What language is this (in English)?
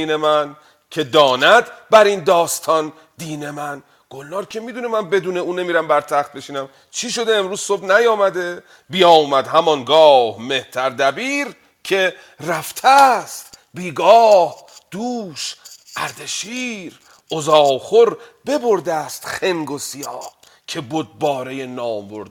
Persian